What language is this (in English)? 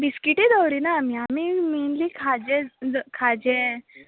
Konkani